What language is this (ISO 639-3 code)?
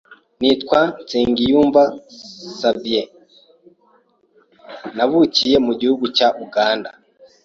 kin